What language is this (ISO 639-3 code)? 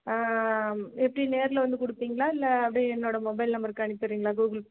tam